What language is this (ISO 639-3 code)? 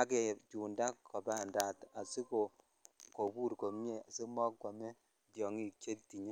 kln